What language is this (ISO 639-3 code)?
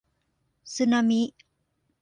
tha